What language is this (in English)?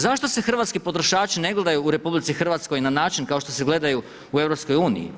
Croatian